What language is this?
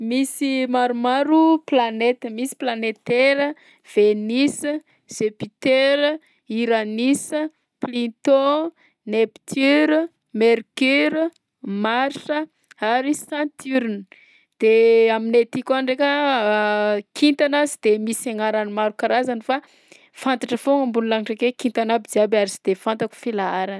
Southern Betsimisaraka Malagasy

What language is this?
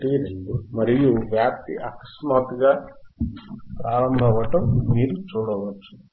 Telugu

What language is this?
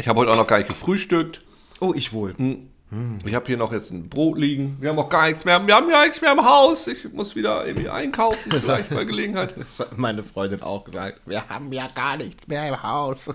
German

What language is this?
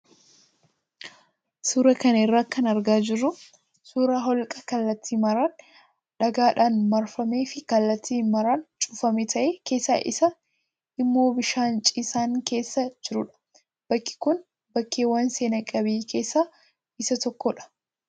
Oromo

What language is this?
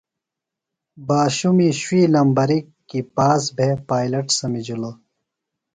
Phalura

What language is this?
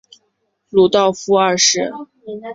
Chinese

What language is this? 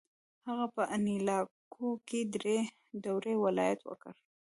Pashto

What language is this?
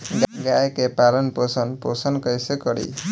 Bhojpuri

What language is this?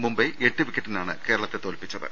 Malayalam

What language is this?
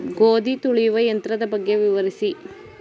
Kannada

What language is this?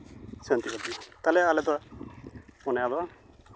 Santali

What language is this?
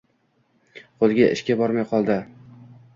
Uzbek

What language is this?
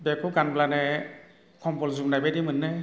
Bodo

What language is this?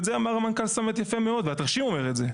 Hebrew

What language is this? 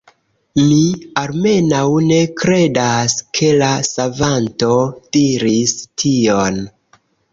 Esperanto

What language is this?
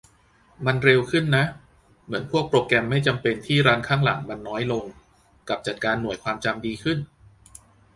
Thai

